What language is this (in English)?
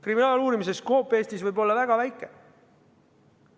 Estonian